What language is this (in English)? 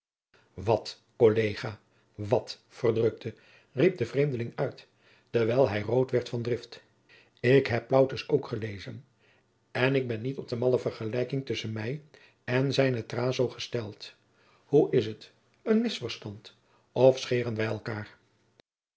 Dutch